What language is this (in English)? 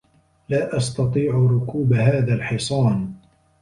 Arabic